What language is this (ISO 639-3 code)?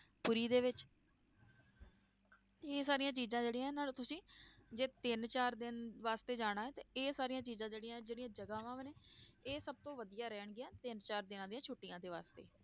pan